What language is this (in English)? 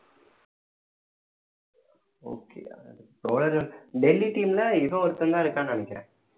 Tamil